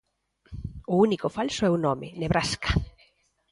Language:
Galician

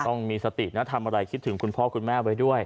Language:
Thai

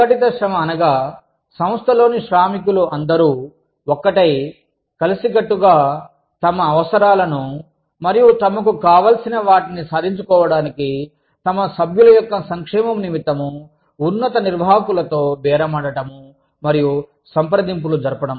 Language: Telugu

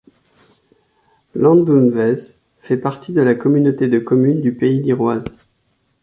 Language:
French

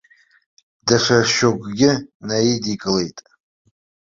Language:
Abkhazian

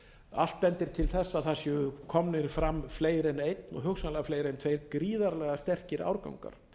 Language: Icelandic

